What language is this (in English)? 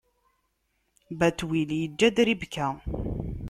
Kabyle